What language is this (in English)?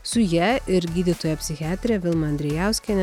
Lithuanian